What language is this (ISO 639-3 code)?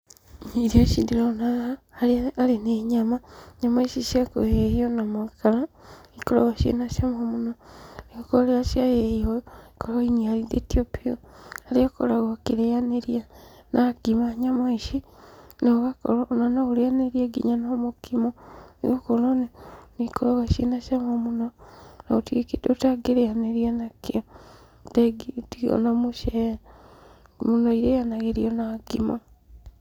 kik